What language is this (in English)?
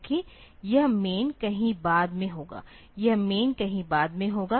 Hindi